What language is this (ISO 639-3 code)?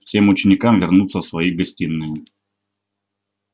rus